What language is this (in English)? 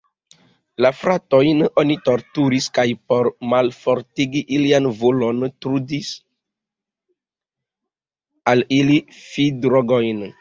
Esperanto